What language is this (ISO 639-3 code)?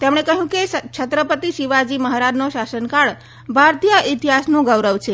guj